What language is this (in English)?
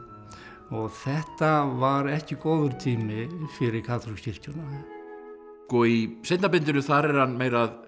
Icelandic